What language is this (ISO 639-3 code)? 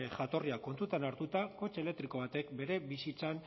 eus